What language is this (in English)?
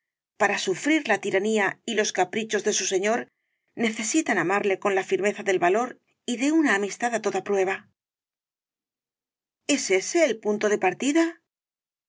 Spanish